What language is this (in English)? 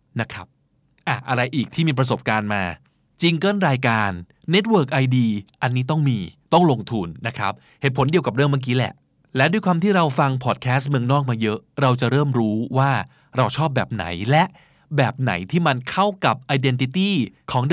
Thai